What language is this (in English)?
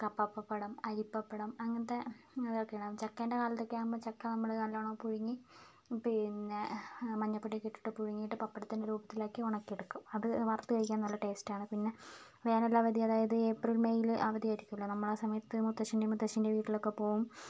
Malayalam